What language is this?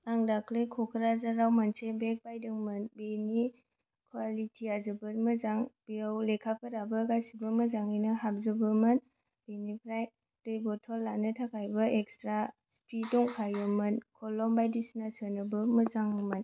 Bodo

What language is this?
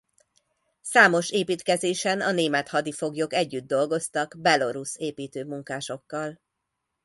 Hungarian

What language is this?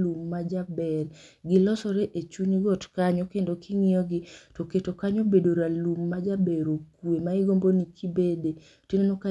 Luo (Kenya and Tanzania)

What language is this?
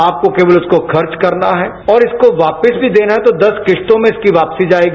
Hindi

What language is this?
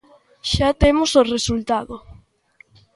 Galician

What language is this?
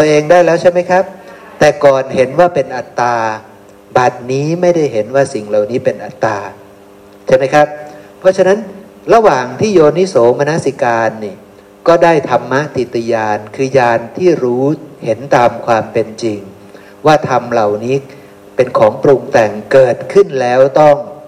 Thai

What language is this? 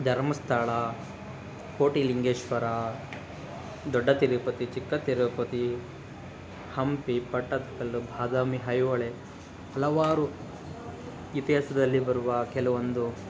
Kannada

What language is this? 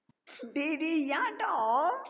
Tamil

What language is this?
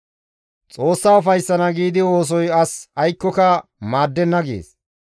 Gamo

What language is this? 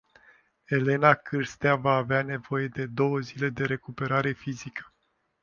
Romanian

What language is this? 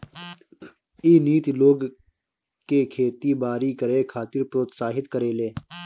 Bhojpuri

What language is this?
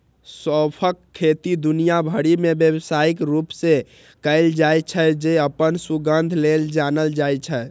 Maithili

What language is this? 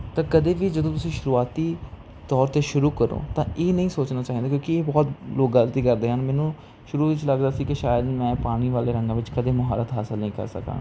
Punjabi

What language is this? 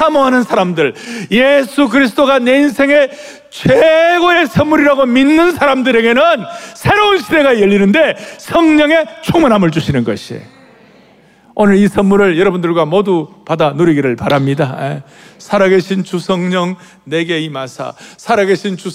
Korean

